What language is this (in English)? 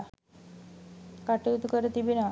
Sinhala